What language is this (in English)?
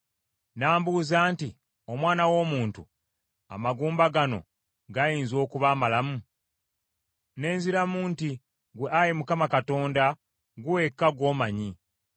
Ganda